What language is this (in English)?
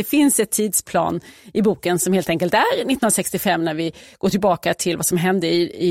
Swedish